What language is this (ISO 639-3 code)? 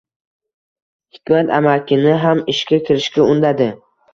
uzb